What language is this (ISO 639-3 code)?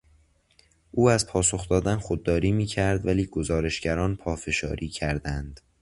fas